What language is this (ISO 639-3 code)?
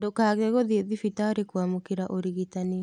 kik